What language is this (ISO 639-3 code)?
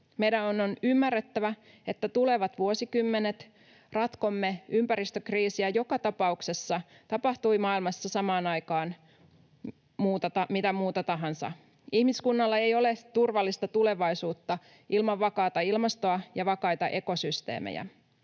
fin